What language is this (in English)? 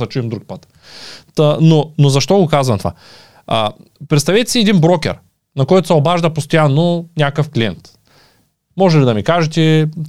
Bulgarian